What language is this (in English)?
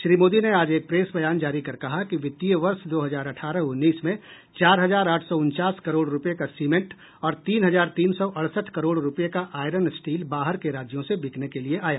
Hindi